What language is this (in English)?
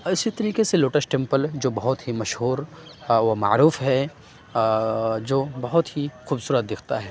Urdu